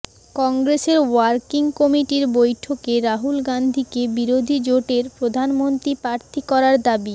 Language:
Bangla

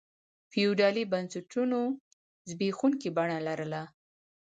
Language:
Pashto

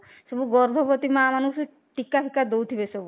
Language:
Odia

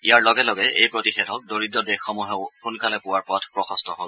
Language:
Assamese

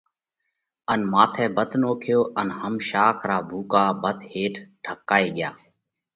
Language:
Parkari Koli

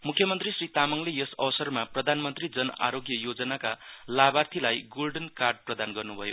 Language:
Nepali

